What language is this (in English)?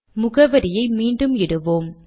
Tamil